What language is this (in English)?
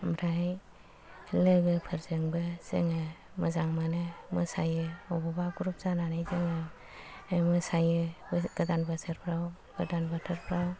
Bodo